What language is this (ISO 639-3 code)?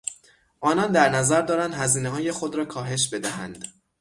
fas